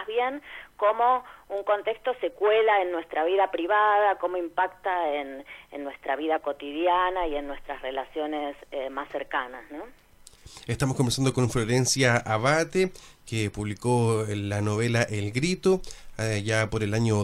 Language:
Spanish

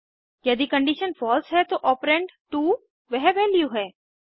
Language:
Hindi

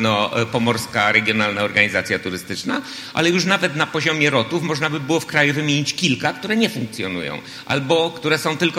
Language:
Polish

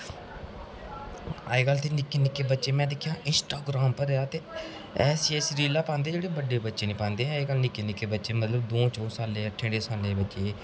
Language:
Dogri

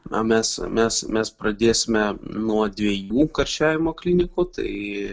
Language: Lithuanian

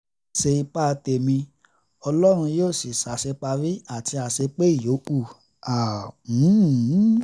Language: Yoruba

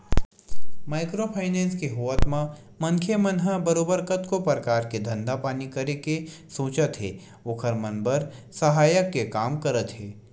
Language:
Chhattisgarhi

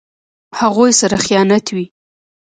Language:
Pashto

